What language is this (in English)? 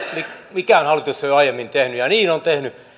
Finnish